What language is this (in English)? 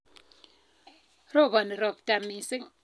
Kalenjin